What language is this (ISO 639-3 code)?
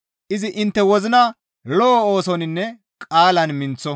gmv